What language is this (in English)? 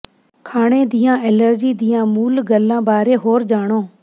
Punjabi